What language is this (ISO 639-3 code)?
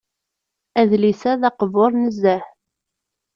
kab